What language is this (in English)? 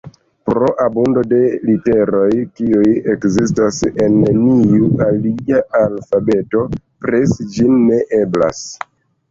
Esperanto